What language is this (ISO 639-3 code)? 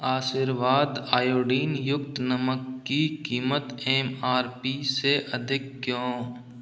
hin